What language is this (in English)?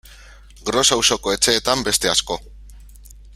Basque